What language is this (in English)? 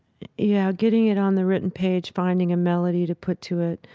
English